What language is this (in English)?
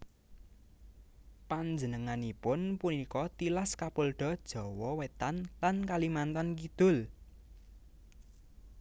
Javanese